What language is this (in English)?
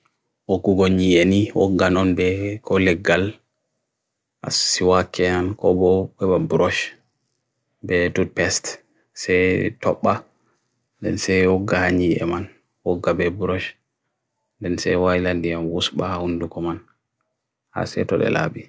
Bagirmi Fulfulde